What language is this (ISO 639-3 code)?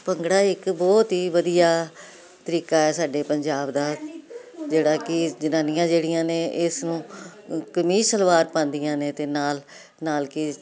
pan